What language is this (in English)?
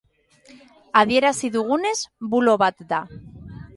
Basque